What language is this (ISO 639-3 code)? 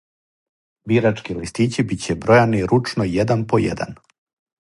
srp